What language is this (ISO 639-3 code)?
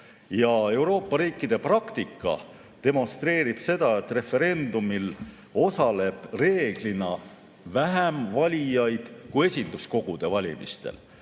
est